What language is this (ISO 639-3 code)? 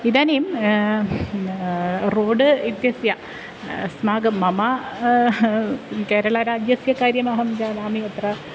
san